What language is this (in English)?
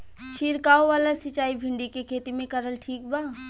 Bhojpuri